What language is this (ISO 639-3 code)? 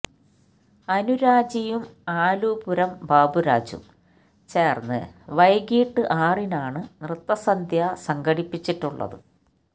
mal